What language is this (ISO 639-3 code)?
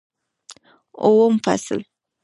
pus